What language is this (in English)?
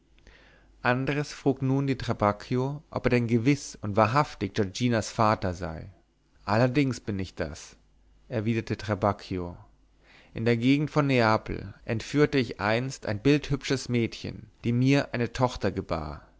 German